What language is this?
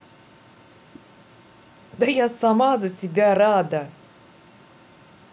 Russian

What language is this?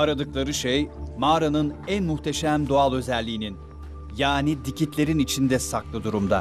Turkish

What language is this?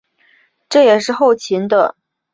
Chinese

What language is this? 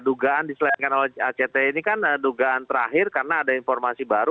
Indonesian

